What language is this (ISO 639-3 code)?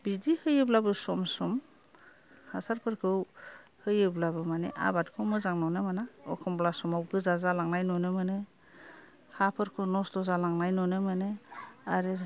brx